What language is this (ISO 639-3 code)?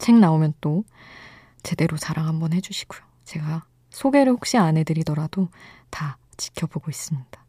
kor